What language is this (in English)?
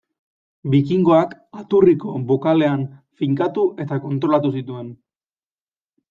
Basque